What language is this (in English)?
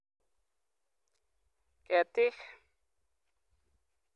Kalenjin